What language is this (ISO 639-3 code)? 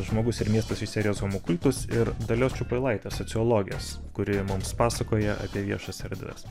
lit